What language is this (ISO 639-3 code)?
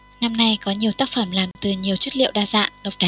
vie